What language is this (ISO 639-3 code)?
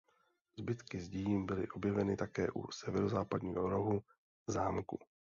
ces